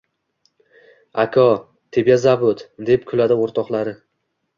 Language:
Uzbek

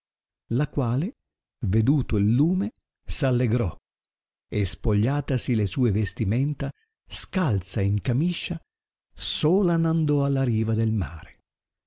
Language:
Italian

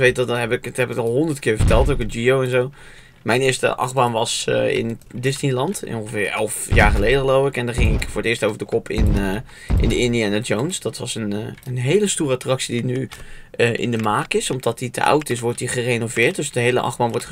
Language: Dutch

